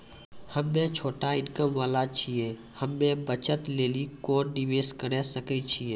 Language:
Maithili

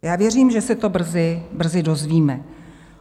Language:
Czech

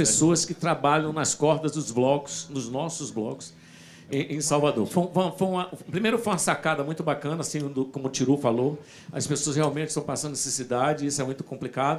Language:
Portuguese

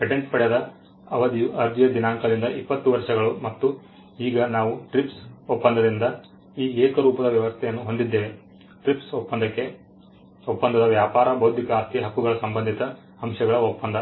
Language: Kannada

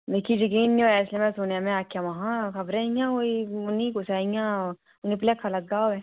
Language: Dogri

